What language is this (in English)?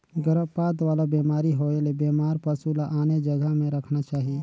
Chhattisgarhi